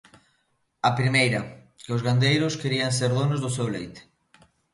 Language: Galician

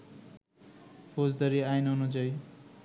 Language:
Bangla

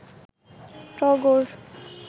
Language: Bangla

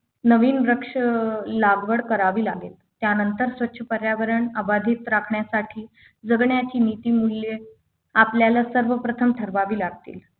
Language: Marathi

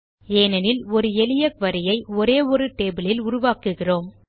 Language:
Tamil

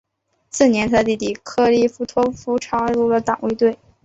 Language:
Chinese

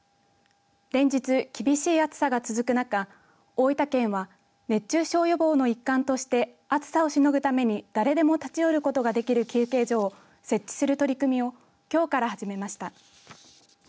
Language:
Japanese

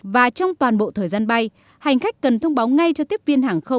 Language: Vietnamese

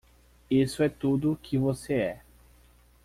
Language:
Portuguese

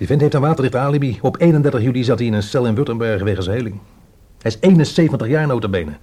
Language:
Dutch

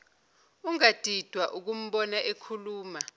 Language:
Zulu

